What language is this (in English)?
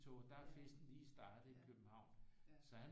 Danish